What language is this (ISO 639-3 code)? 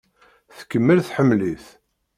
kab